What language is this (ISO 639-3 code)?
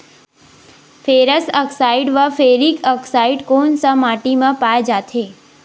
hne